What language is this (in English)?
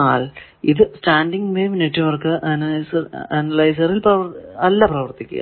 Malayalam